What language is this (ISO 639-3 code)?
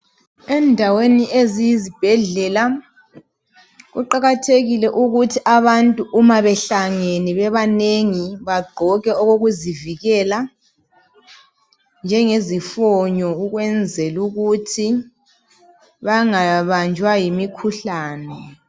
nde